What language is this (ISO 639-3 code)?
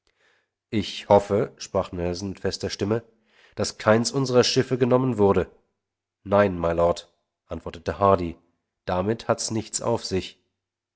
deu